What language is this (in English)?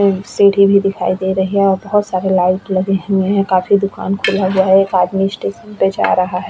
Hindi